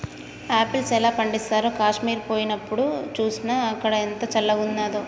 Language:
Telugu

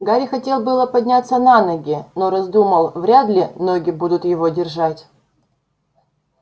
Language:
Russian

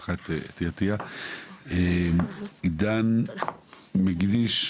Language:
Hebrew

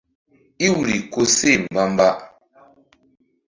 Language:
Mbum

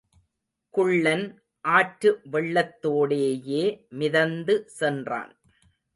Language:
Tamil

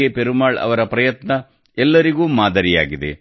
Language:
Kannada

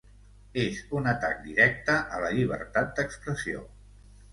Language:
Catalan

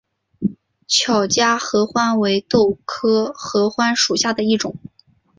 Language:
Chinese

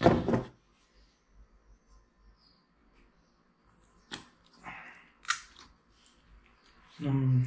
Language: Italian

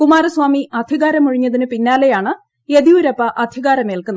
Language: Malayalam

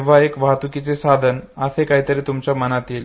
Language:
Marathi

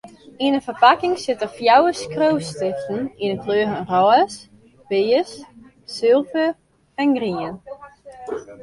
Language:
Western Frisian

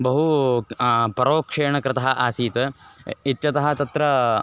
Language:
Sanskrit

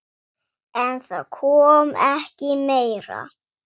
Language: Icelandic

